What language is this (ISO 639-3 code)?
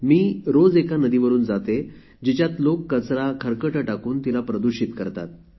mar